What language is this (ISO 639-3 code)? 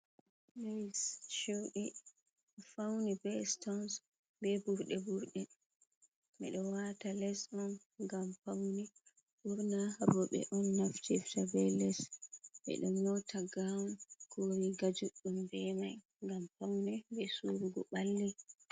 ful